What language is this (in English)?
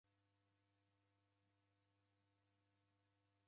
Taita